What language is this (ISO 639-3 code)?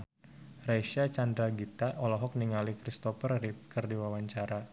sun